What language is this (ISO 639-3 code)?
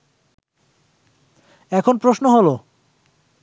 ben